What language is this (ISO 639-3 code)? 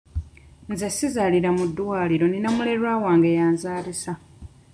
lug